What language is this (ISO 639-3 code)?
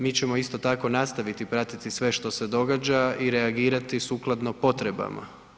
hrv